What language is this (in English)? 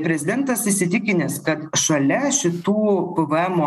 Lithuanian